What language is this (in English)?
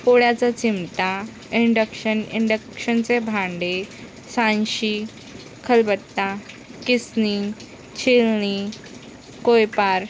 Marathi